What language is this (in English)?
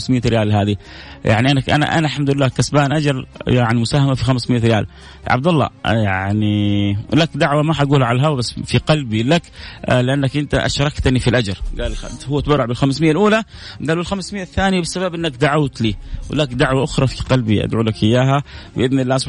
Arabic